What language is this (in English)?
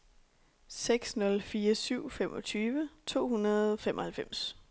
Danish